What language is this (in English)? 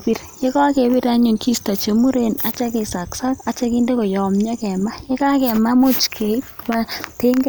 Kalenjin